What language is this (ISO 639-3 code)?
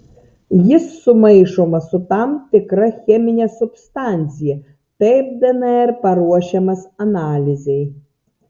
lit